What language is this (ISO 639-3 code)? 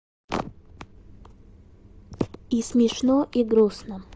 rus